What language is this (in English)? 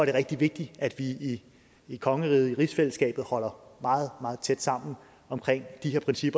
Danish